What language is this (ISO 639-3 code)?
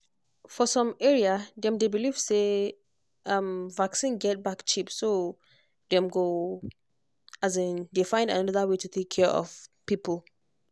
pcm